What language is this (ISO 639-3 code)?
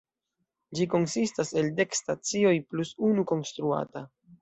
epo